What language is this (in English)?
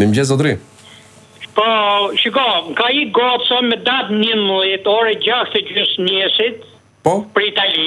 Romanian